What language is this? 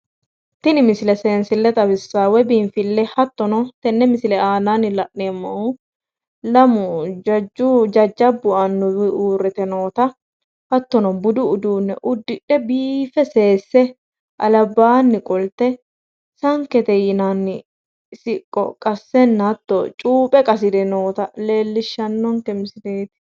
Sidamo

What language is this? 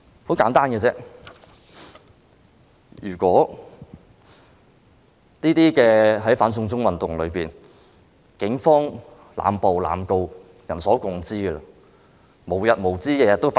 Cantonese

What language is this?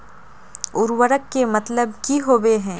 Magahi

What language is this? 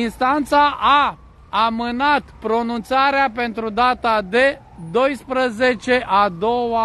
Romanian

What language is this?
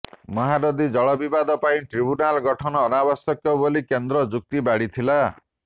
Odia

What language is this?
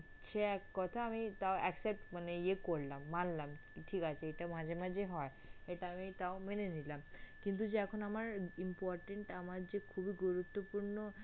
Bangla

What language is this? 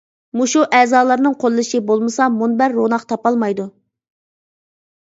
Uyghur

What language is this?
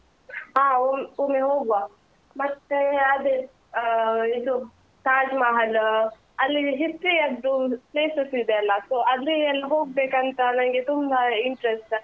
Kannada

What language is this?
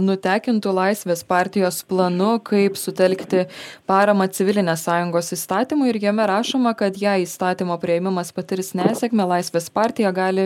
Lithuanian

